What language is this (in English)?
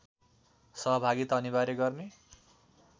Nepali